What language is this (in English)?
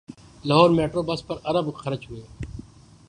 Urdu